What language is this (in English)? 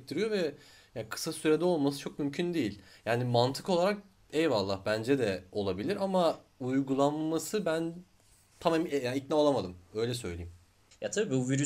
Turkish